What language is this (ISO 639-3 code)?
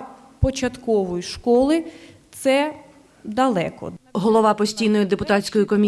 ukr